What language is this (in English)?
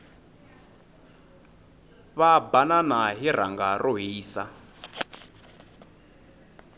Tsonga